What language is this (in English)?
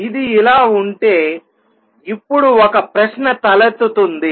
Telugu